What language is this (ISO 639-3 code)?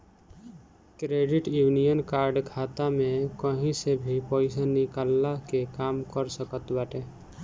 bho